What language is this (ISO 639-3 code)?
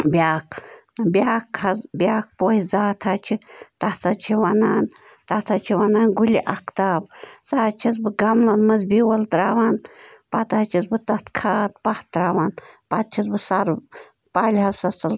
kas